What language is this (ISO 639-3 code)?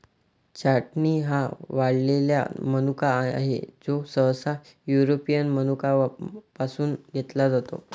mar